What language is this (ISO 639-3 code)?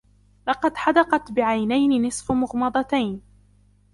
ara